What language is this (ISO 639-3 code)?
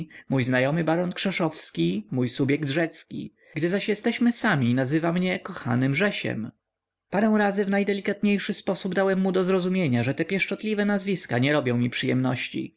pol